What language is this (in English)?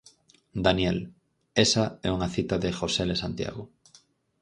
Galician